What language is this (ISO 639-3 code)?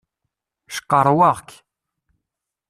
kab